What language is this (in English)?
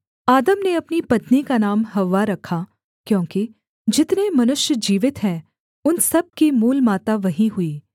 Hindi